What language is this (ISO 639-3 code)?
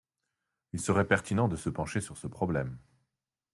fra